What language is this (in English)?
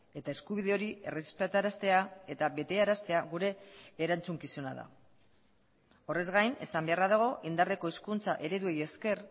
Basque